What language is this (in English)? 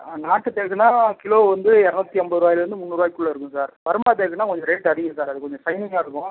Tamil